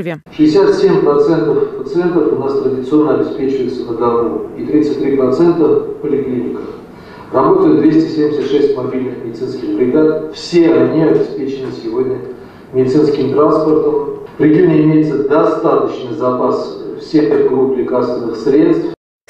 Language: Russian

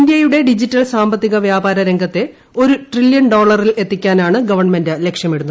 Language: Malayalam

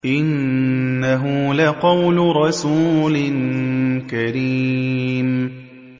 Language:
Arabic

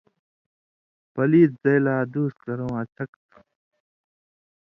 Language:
Indus Kohistani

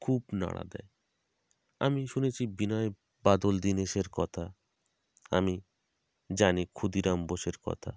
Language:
Bangla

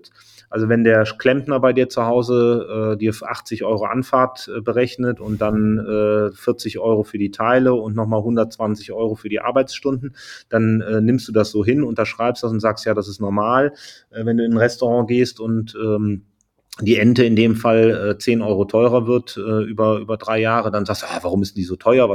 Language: German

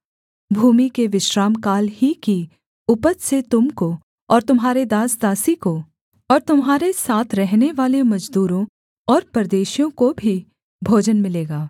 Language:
Hindi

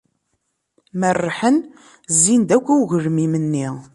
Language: Kabyle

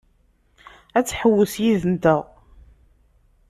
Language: Kabyle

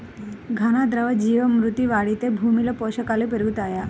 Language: Telugu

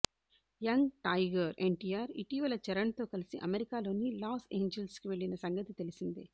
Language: Telugu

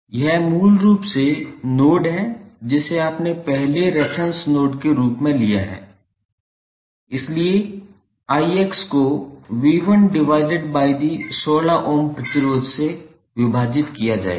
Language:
Hindi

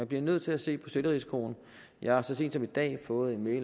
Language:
Danish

